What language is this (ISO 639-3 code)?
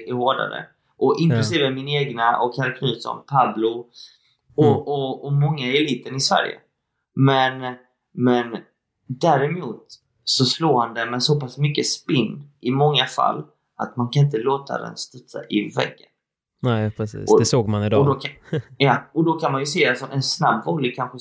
swe